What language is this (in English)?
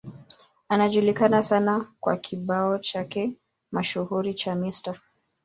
Swahili